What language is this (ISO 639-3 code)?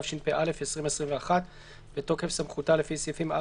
heb